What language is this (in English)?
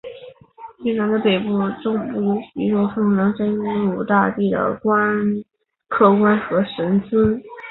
Chinese